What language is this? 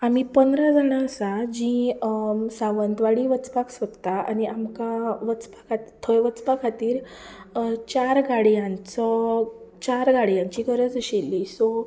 Konkani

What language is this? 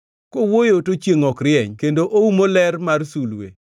Luo (Kenya and Tanzania)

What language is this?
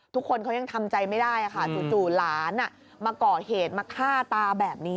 Thai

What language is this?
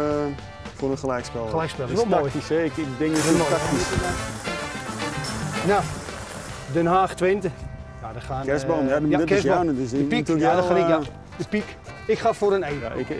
Dutch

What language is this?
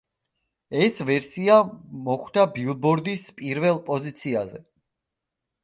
Georgian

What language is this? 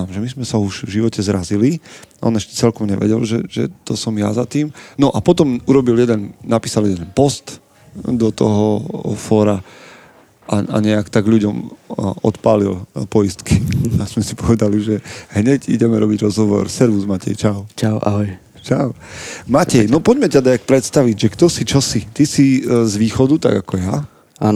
Slovak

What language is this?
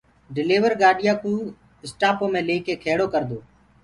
Gurgula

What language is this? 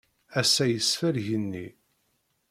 Kabyle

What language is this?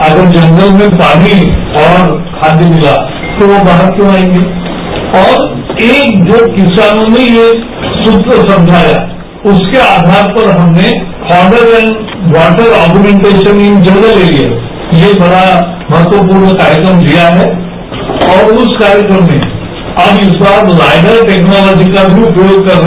Hindi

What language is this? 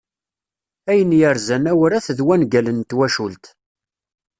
Kabyle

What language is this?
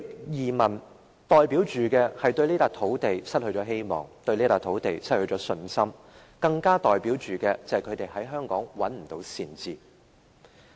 Cantonese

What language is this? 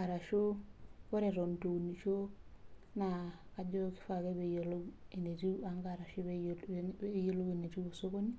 Masai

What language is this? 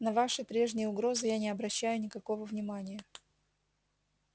Russian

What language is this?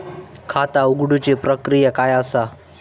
Marathi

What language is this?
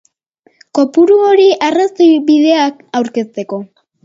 Basque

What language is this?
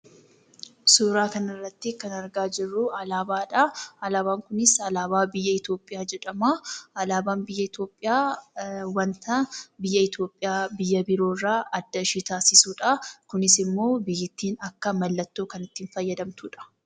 Oromo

